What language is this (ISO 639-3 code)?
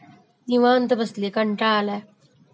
mar